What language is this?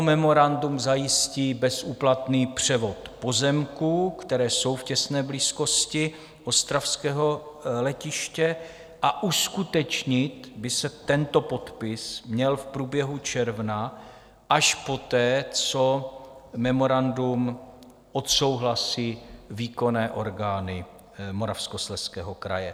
Czech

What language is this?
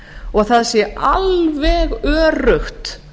Icelandic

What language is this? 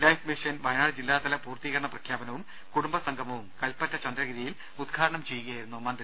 Malayalam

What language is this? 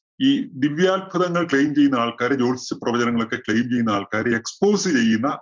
Malayalam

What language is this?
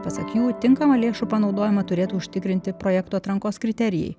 Lithuanian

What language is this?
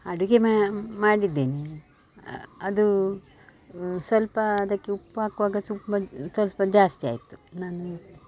Kannada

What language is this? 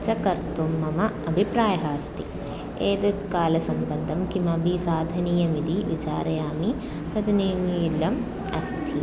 Sanskrit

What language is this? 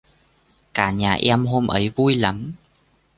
Vietnamese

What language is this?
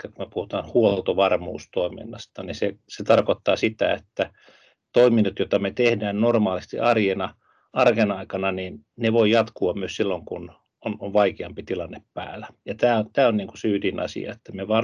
Finnish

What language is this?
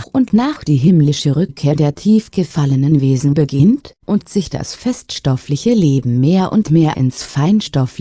German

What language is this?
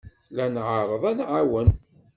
Kabyle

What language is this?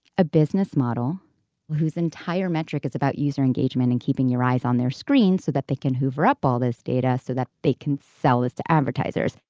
English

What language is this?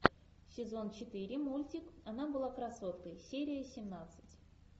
Russian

